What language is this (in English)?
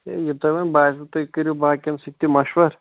Kashmiri